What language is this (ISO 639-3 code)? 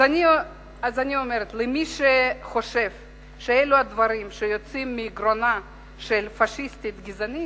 heb